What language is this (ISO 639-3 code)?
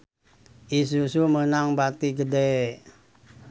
sun